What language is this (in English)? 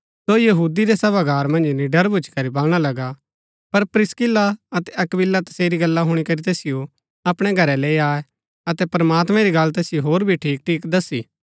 Gaddi